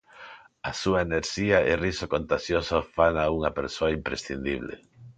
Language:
Galician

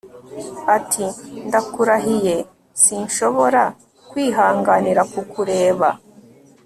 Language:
Kinyarwanda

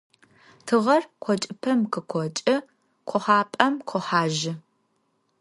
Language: Adyghe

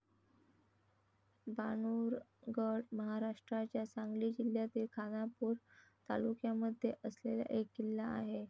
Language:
Marathi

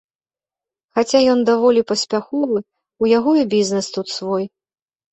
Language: Belarusian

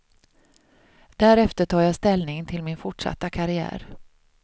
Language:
Swedish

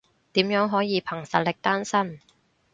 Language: Cantonese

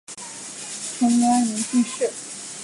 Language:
Chinese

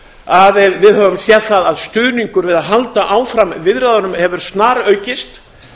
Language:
Icelandic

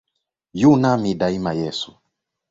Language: Swahili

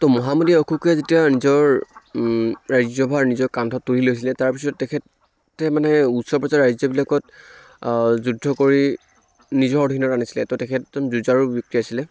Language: Assamese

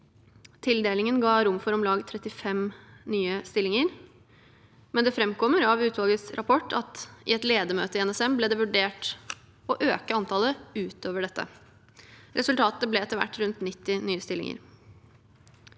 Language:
Norwegian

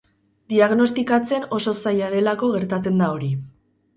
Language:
Basque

